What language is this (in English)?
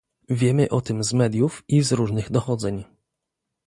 Polish